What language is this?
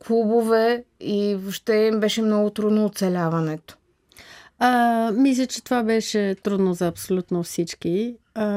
Bulgarian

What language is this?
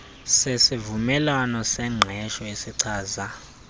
Xhosa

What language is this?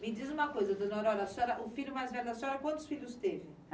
Portuguese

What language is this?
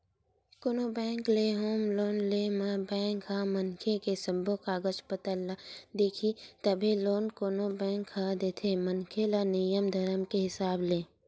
Chhattisgarhi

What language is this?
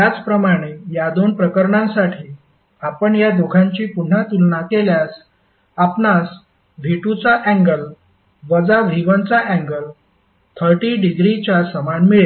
Marathi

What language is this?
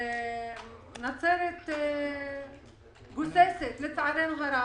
Hebrew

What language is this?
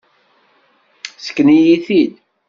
Kabyle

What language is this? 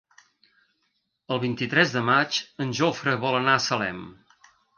Catalan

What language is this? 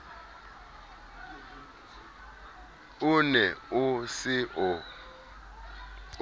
Southern Sotho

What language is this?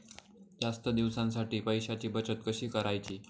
Marathi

